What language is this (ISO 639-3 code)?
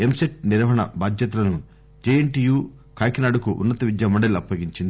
tel